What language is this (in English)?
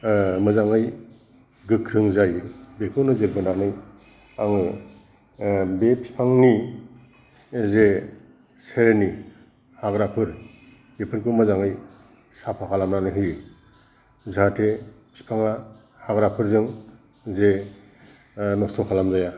Bodo